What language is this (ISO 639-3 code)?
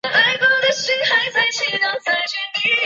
zho